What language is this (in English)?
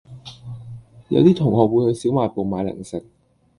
Cantonese